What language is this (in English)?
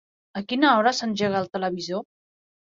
Catalan